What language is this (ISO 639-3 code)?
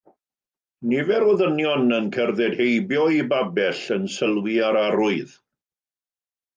cym